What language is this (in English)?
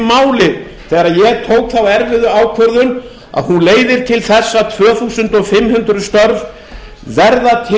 Icelandic